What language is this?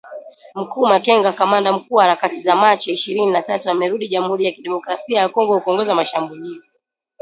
Swahili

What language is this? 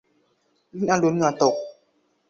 Thai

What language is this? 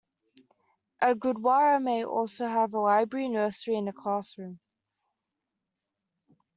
English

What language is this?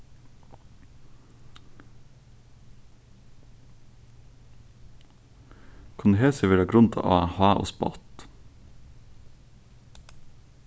Faroese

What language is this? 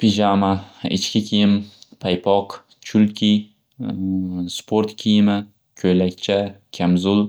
Uzbek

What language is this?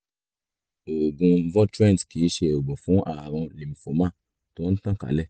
Yoruba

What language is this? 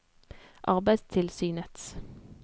Norwegian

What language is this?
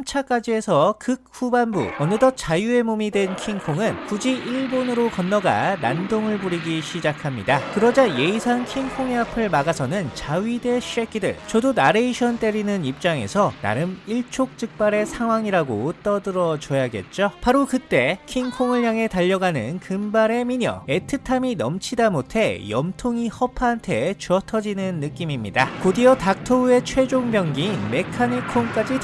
Korean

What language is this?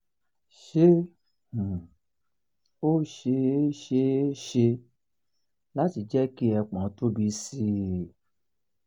Yoruba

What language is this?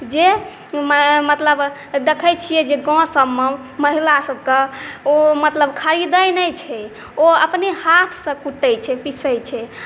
Maithili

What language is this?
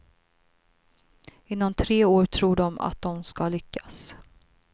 Swedish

